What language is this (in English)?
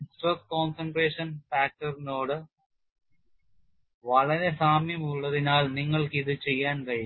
Malayalam